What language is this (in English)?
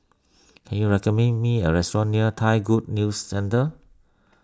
English